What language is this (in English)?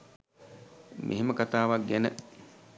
Sinhala